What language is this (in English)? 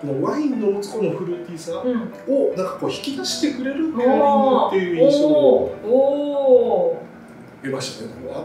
Japanese